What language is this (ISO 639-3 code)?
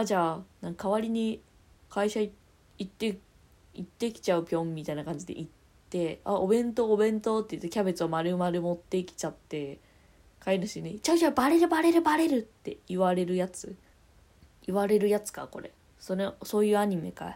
jpn